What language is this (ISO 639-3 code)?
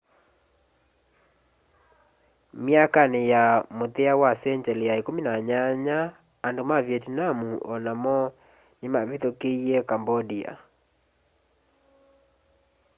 kam